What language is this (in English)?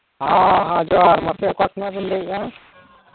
Santali